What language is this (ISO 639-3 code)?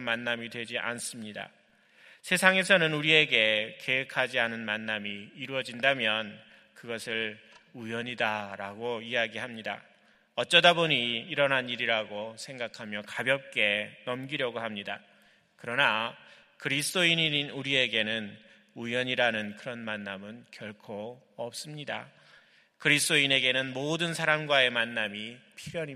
kor